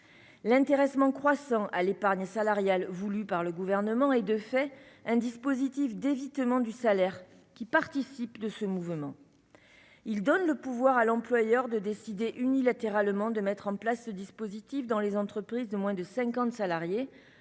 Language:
French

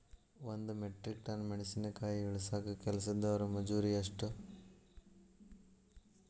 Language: Kannada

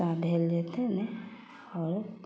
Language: Maithili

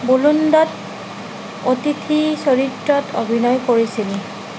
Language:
Assamese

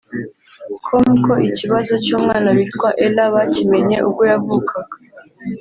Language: Kinyarwanda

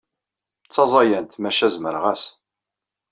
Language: Kabyle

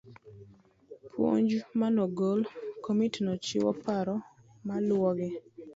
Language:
Luo (Kenya and Tanzania)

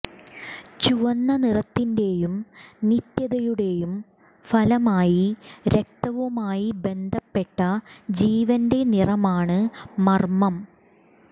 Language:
Malayalam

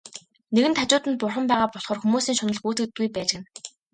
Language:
Mongolian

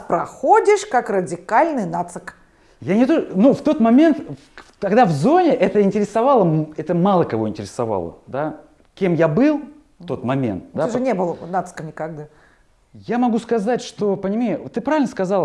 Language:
Russian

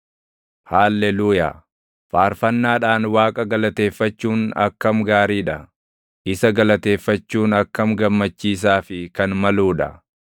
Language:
Oromo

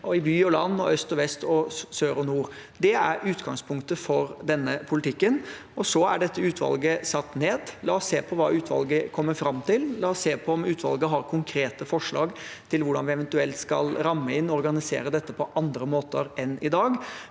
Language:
Norwegian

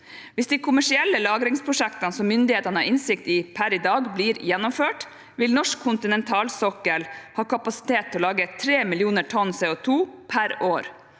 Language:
Norwegian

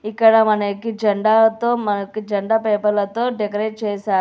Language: Telugu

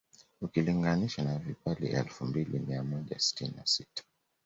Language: Swahili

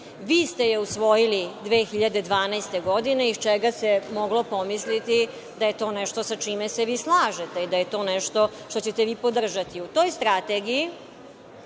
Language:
Serbian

